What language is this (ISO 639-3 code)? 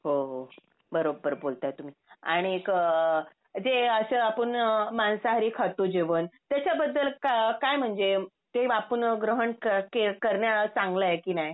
mar